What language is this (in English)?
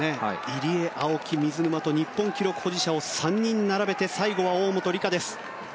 Japanese